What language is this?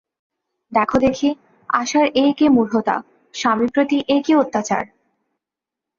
Bangla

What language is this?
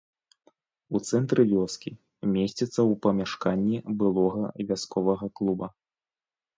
Belarusian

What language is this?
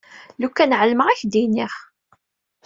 Kabyle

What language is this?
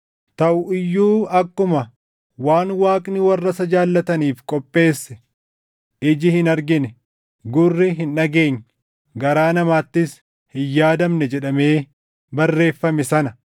Oromo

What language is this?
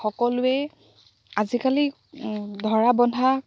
Assamese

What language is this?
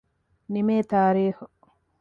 Divehi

